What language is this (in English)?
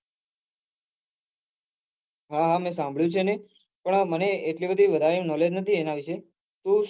Gujarati